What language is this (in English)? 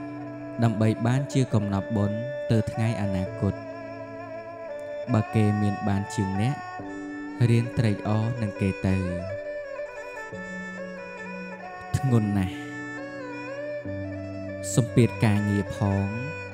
Vietnamese